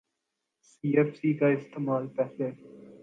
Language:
Urdu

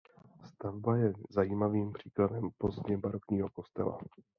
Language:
Czech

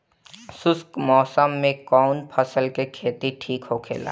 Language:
Bhojpuri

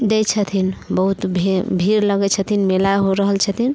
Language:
Maithili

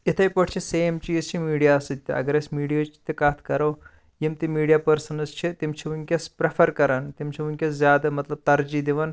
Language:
Kashmiri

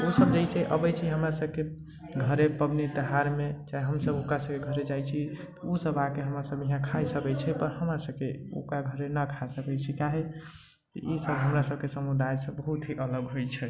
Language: Maithili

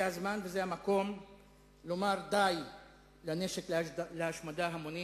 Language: Hebrew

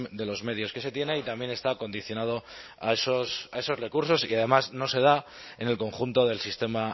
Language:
Spanish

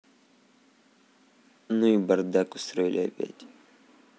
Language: Russian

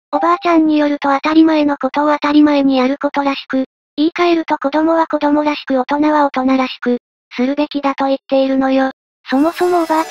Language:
Japanese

